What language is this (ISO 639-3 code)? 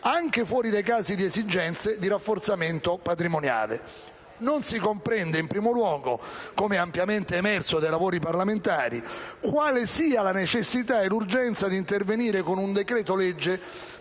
ita